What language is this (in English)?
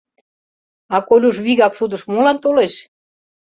Mari